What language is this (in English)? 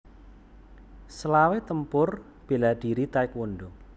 Javanese